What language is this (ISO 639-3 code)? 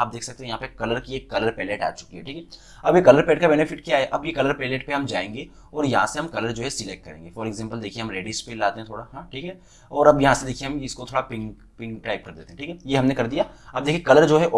hin